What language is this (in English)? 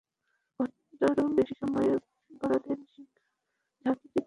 Bangla